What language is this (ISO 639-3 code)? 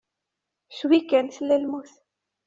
kab